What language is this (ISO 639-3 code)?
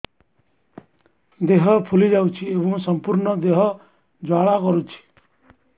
ori